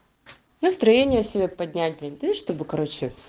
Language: Russian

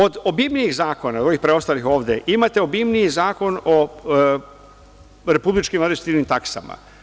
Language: Serbian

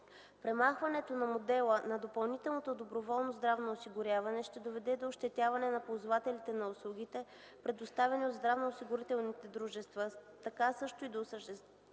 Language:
Bulgarian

